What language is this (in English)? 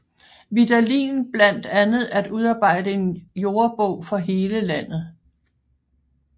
Danish